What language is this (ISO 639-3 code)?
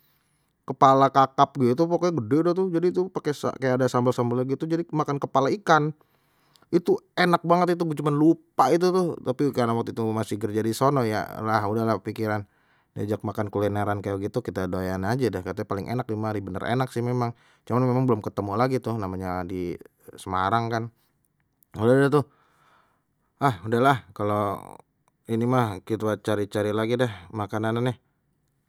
bew